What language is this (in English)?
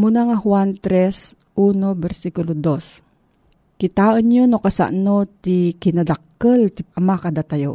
Filipino